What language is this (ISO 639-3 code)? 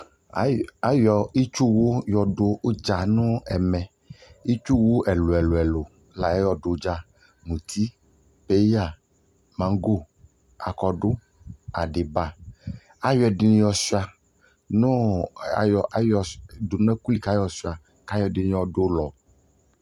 kpo